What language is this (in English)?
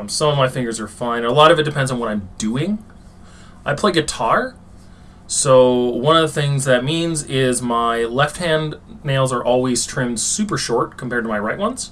English